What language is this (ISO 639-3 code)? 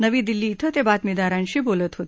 mar